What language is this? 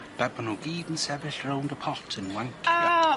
Welsh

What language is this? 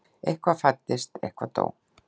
Icelandic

